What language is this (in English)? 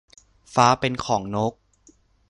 Thai